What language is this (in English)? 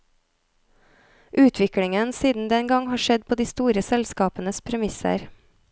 Norwegian